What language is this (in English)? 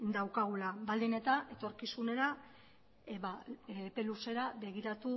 Basque